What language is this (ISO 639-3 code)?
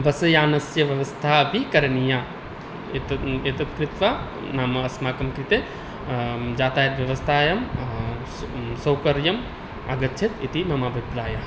san